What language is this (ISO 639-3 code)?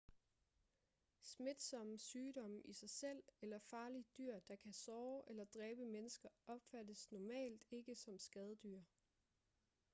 dan